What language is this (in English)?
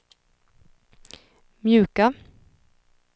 Swedish